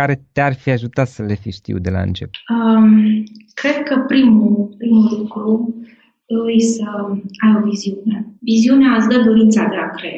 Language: Romanian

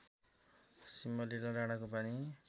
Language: Nepali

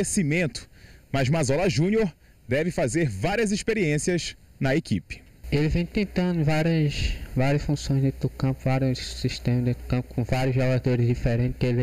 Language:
Portuguese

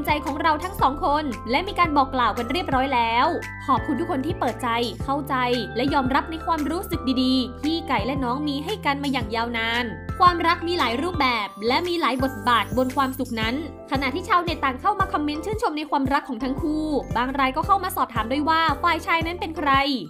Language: Thai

